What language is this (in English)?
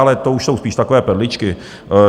Czech